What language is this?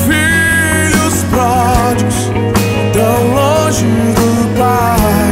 Romanian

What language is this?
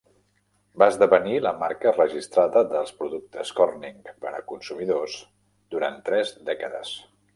Catalan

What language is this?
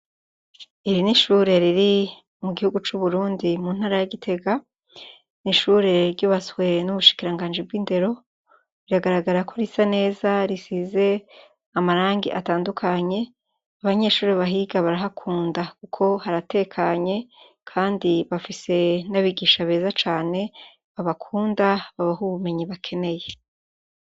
Rundi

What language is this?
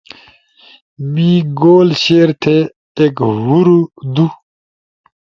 Ushojo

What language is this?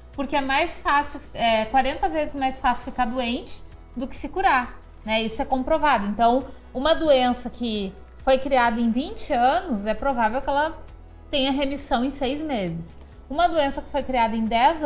Portuguese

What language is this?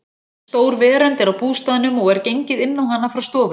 Icelandic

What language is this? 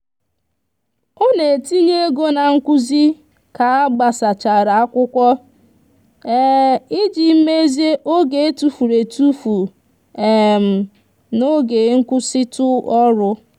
Igbo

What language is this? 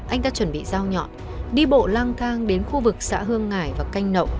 Vietnamese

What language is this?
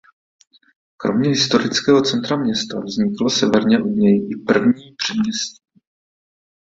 Czech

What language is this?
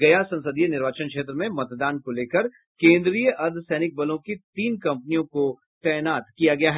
Hindi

